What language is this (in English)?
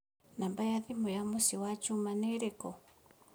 Kikuyu